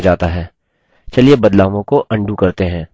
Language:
Hindi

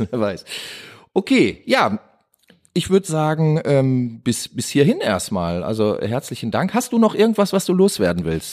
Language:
German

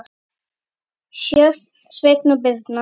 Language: Icelandic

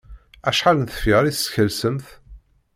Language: Kabyle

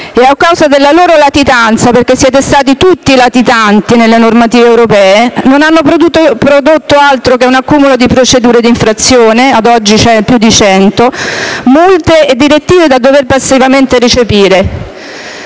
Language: Italian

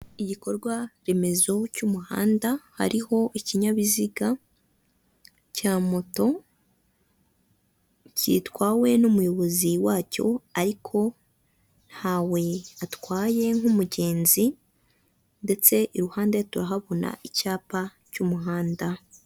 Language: Kinyarwanda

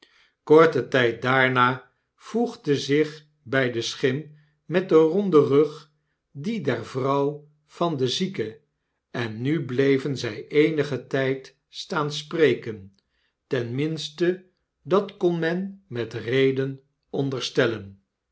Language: Dutch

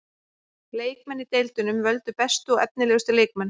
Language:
Icelandic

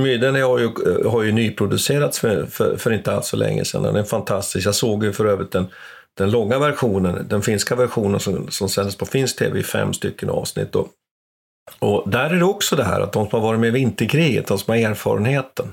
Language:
Swedish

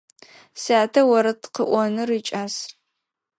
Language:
Adyghe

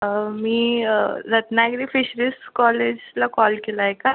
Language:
Marathi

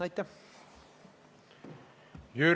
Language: Estonian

